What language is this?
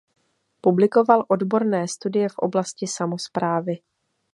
Czech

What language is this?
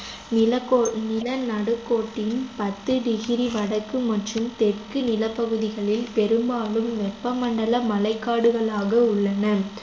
Tamil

